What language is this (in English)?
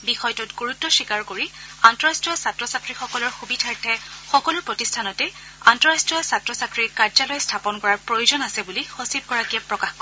Assamese